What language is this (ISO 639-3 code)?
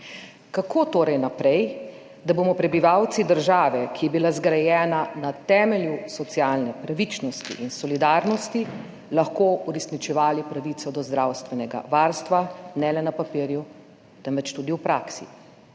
slv